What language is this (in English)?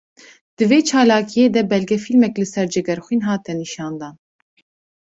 Kurdish